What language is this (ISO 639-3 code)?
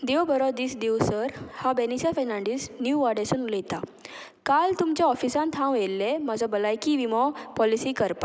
kok